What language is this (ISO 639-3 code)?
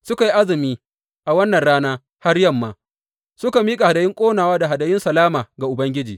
hau